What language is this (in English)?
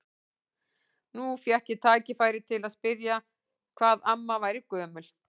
Icelandic